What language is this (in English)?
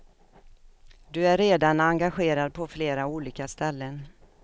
Swedish